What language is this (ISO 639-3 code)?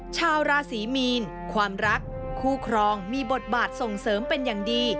tha